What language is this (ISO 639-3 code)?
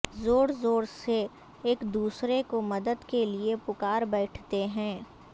urd